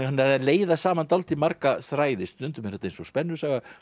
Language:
Icelandic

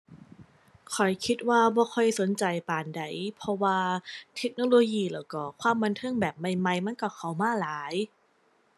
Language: Thai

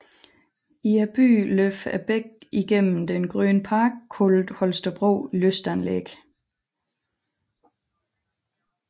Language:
Danish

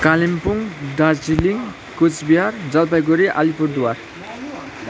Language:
Nepali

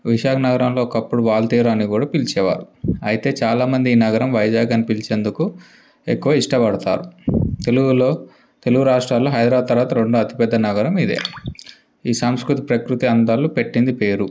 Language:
Telugu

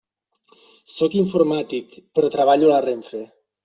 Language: Catalan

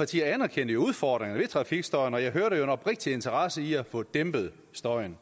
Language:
Danish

